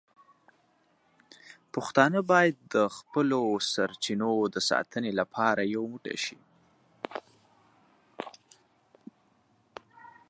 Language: Pashto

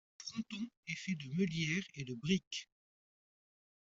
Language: French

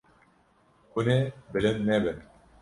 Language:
Kurdish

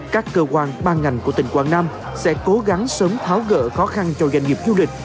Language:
Vietnamese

